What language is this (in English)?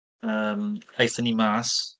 Welsh